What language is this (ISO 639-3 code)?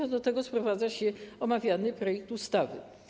pol